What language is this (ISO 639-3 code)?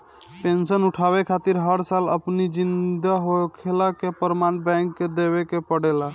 bho